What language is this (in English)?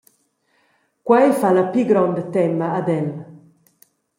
Romansh